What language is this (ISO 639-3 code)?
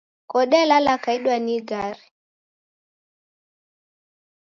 dav